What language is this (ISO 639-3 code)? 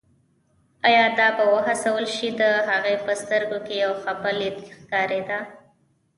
pus